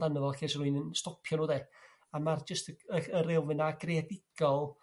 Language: Welsh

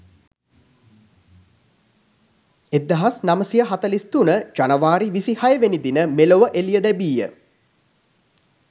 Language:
Sinhala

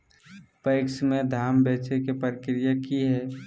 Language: Magahi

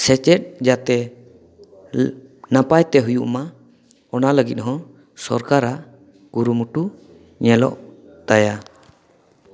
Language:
Santali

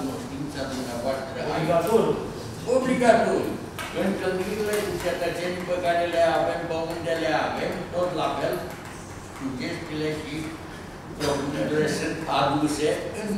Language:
Romanian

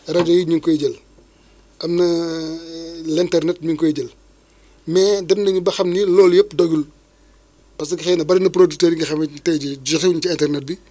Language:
Wolof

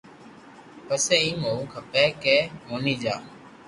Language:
Loarki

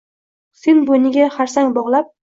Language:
Uzbek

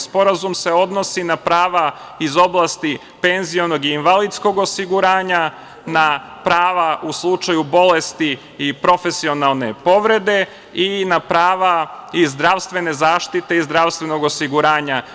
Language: Serbian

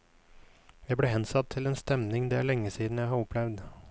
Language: Norwegian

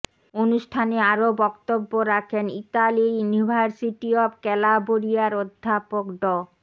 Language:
Bangla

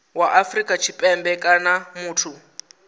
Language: Venda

